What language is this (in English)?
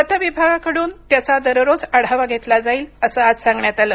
Marathi